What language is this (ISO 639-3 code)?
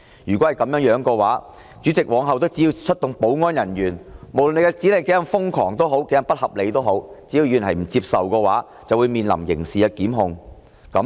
yue